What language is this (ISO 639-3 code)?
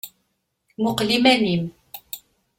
kab